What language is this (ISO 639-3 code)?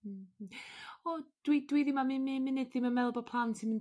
cym